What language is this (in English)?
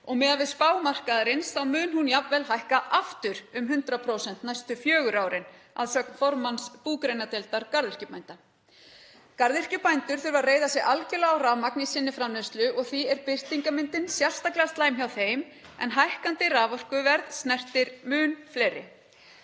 Icelandic